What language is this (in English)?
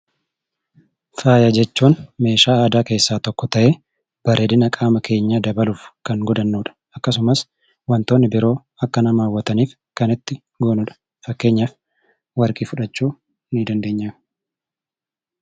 Oromo